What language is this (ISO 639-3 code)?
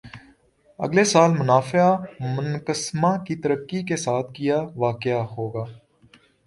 urd